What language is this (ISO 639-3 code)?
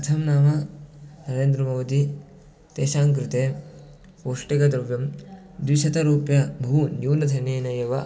san